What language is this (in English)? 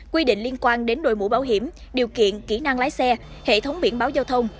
Vietnamese